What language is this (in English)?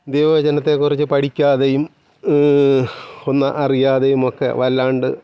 Malayalam